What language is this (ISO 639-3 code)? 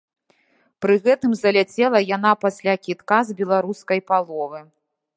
bel